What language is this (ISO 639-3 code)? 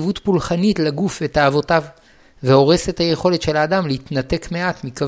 heb